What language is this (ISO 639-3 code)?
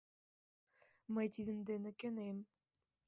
chm